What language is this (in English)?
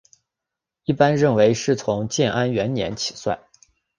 Chinese